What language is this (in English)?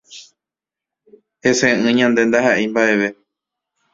Guarani